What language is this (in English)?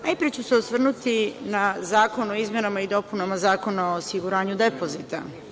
Serbian